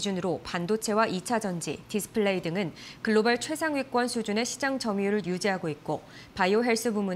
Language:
Korean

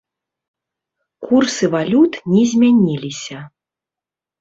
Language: Belarusian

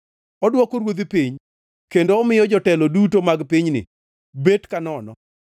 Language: Luo (Kenya and Tanzania)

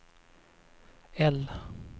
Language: Swedish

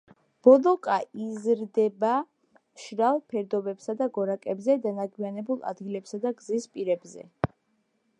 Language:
Georgian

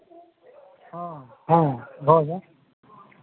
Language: Maithili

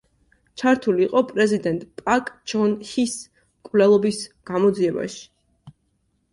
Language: Georgian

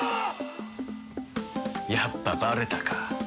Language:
Japanese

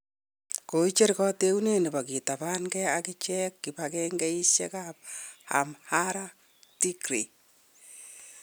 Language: Kalenjin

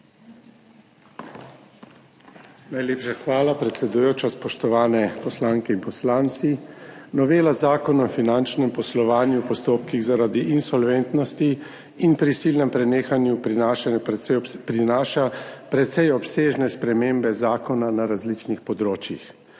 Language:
Slovenian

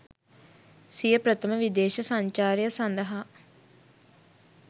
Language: Sinhala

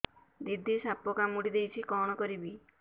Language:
Odia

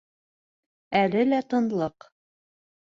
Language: Bashkir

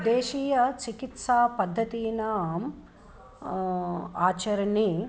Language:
Sanskrit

